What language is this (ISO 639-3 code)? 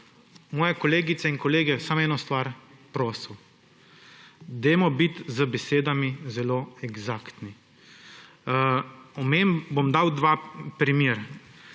slv